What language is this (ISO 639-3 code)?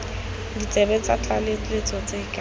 tsn